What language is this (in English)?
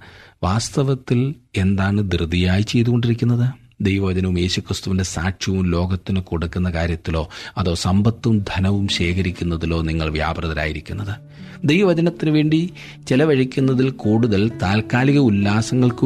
Malayalam